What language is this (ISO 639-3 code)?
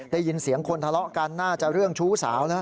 tha